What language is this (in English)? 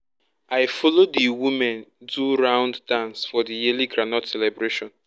Nigerian Pidgin